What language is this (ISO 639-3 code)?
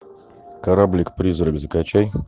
rus